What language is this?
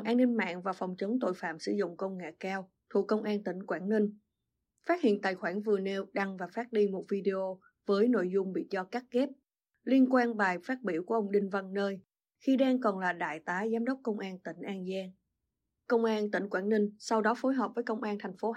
Vietnamese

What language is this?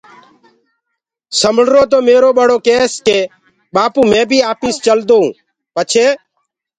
Gurgula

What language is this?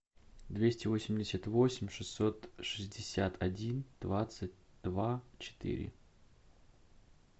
Russian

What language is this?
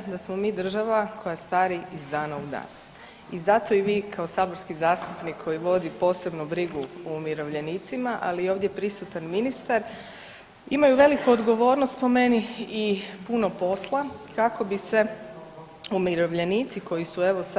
Croatian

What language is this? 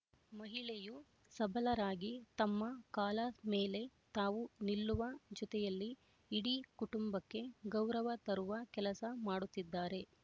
Kannada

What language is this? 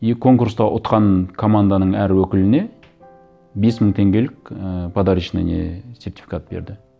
Kazakh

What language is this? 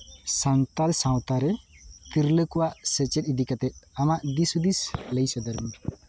Santali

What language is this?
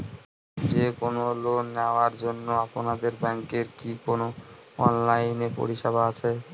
Bangla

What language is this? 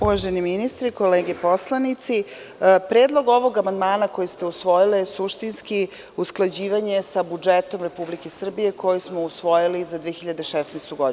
Serbian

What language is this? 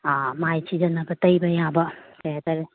Manipuri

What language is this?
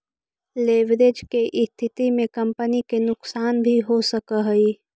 Magahi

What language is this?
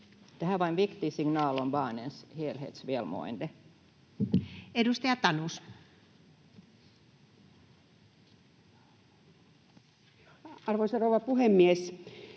Finnish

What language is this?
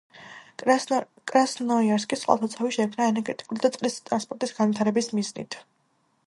Georgian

